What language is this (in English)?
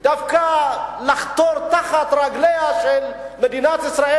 Hebrew